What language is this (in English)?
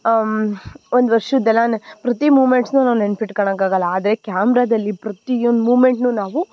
Kannada